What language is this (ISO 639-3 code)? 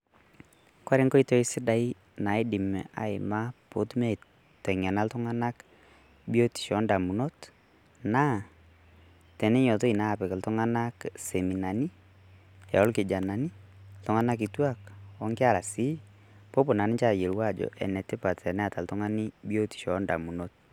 mas